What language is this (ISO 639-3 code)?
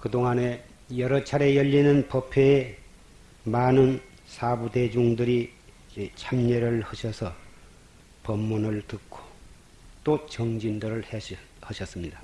kor